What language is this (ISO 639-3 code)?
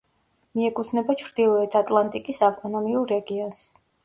kat